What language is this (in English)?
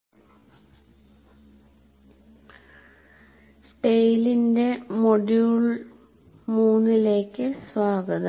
Malayalam